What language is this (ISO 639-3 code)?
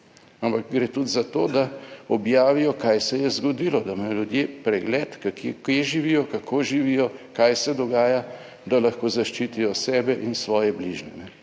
slv